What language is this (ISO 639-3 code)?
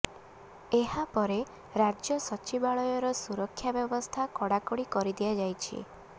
ori